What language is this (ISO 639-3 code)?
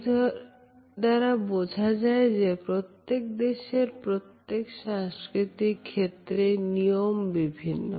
ben